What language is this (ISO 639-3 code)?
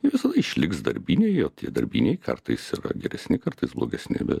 lit